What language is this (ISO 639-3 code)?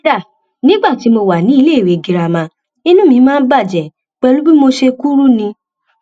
yor